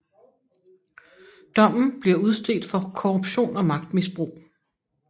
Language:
Danish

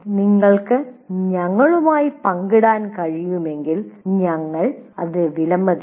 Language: Malayalam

